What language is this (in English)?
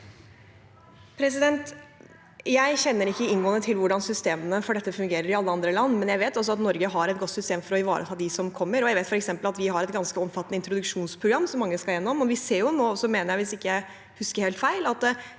Norwegian